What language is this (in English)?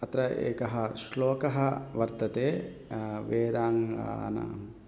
Sanskrit